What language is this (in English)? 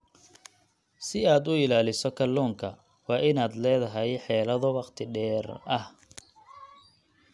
Somali